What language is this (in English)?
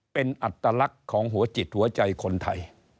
Thai